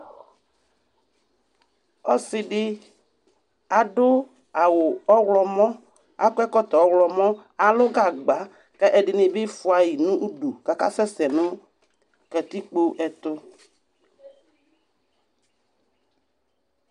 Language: Ikposo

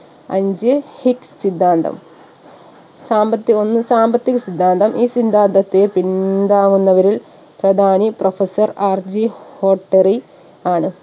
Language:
Malayalam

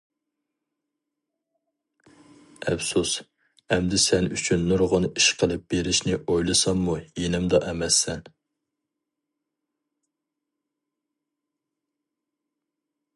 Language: Uyghur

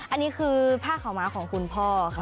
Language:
Thai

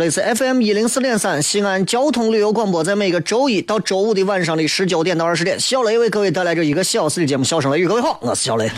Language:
Chinese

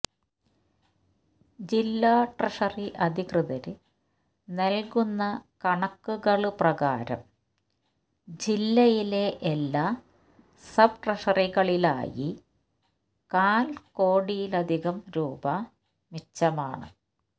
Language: Malayalam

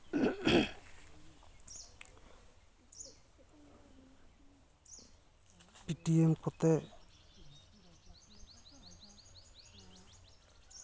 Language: Santali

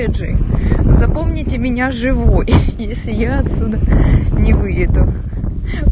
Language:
Russian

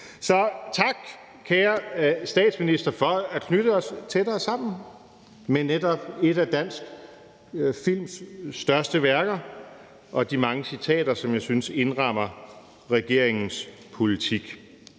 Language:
Danish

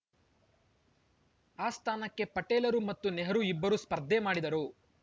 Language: Kannada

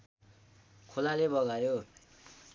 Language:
Nepali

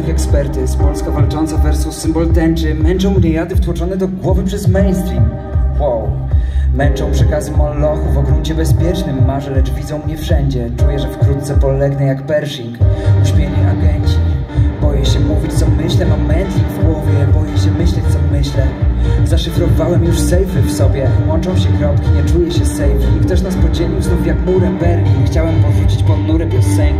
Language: Polish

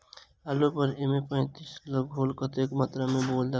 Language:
Maithili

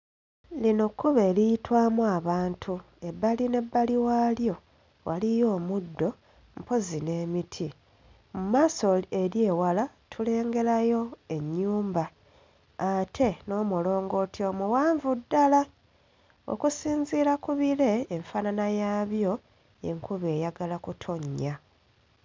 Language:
Ganda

